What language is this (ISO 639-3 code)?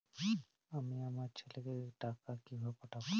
ben